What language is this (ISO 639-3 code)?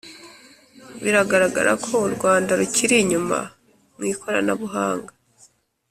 kin